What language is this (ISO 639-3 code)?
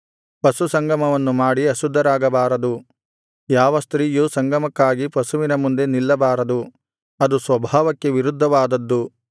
kan